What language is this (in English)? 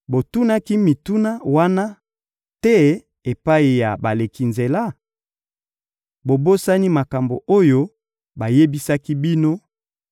Lingala